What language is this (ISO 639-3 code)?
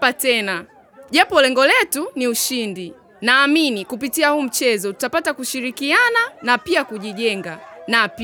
swa